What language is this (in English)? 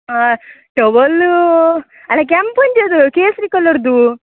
Kannada